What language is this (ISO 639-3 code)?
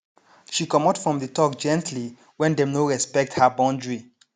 pcm